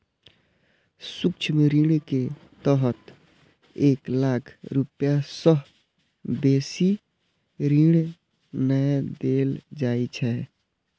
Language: Maithili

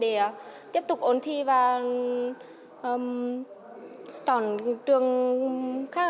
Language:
Vietnamese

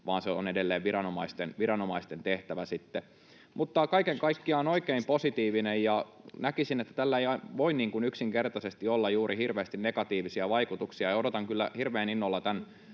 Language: Finnish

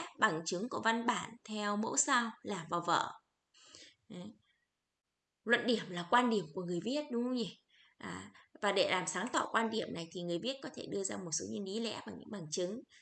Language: Vietnamese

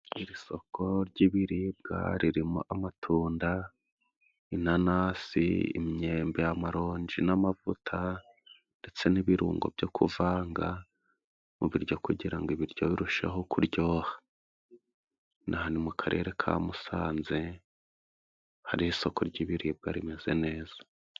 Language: Kinyarwanda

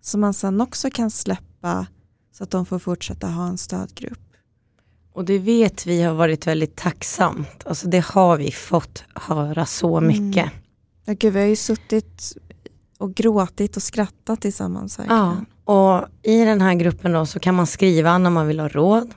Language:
Swedish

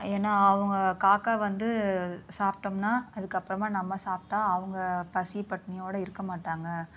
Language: Tamil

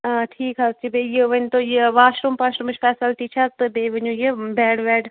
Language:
Kashmiri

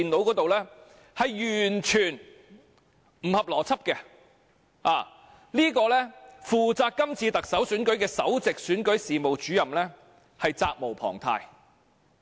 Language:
Cantonese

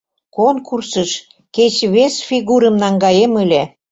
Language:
Mari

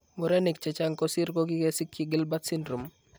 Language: Kalenjin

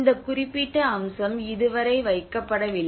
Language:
Tamil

